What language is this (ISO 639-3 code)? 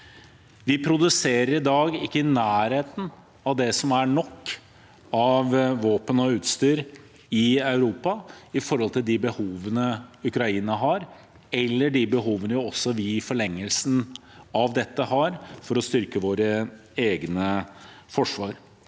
nor